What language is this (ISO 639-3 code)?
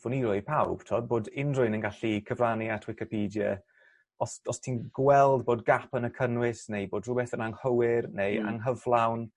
cym